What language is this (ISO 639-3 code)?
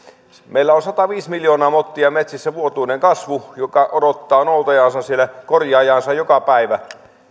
fin